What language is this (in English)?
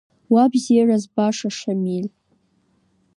Abkhazian